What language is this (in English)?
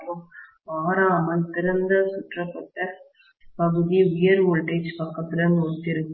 Tamil